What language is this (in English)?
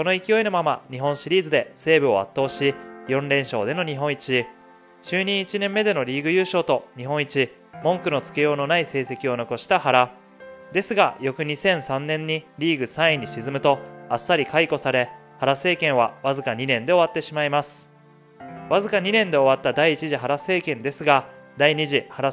Japanese